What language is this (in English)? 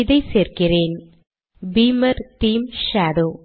Tamil